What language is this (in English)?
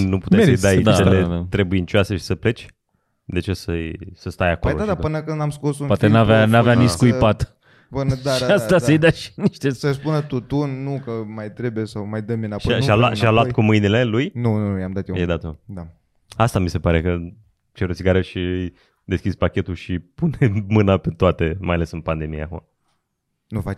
Romanian